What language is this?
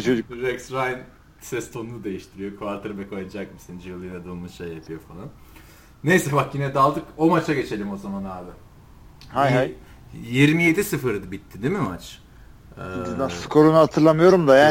Turkish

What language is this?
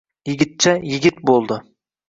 Uzbek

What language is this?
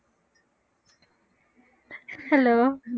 Tamil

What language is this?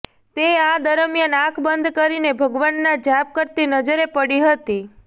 Gujarati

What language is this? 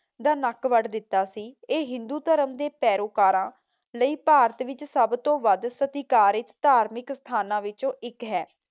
Punjabi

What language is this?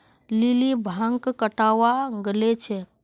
Magahi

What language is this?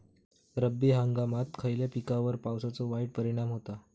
Marathi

